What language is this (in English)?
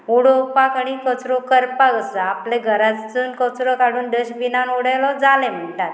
Konkani